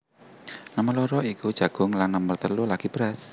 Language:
Javanese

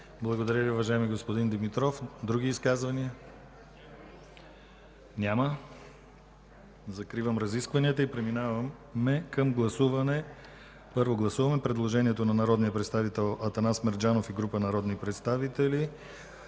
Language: Bulgarian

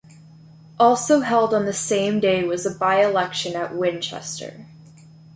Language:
English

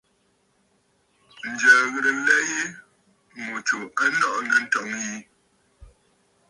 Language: Bafut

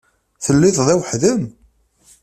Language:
Kabyle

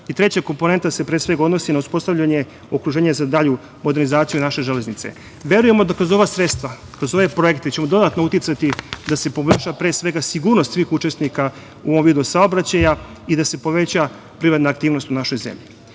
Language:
Serbian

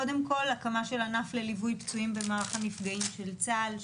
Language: Hebrew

